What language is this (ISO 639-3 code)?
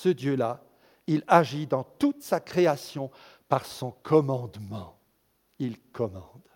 fra